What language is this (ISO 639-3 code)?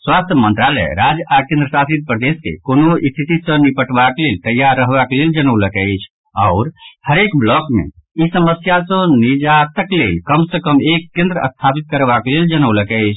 mai